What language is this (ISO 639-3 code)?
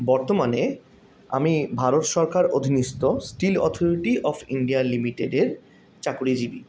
ben